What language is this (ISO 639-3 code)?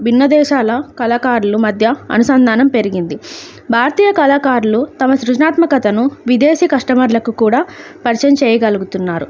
tel